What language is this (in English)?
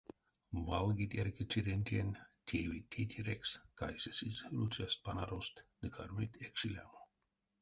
Erzya